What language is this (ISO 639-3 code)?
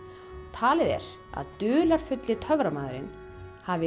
isl